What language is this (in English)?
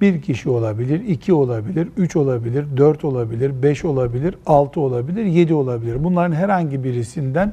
Turkish